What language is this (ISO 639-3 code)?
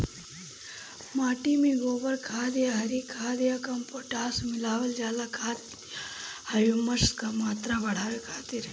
bho